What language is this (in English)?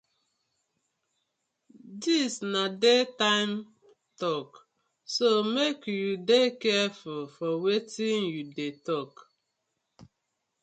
Nigerian Pidgin